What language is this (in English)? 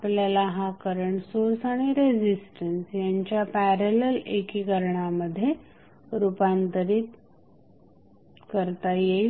Marathi